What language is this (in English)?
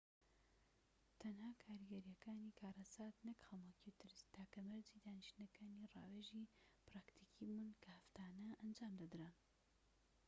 Central Kurdish